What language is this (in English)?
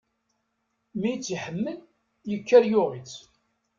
Kabyle